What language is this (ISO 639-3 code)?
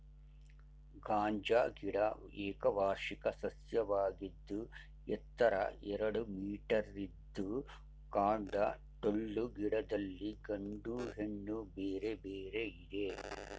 kan